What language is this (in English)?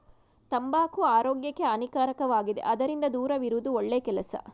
Kannada